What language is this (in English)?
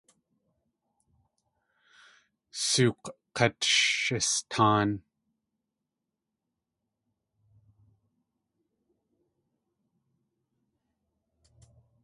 Tlingit